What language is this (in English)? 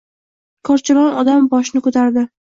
Uzbek